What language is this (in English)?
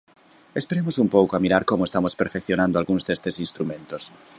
Galician